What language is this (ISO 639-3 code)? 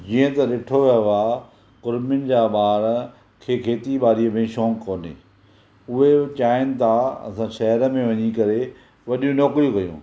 snd